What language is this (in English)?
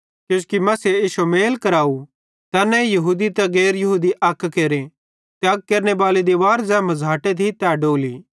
Bhadrawahi